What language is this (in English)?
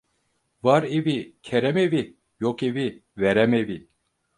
Turkish